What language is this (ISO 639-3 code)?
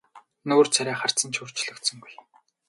mon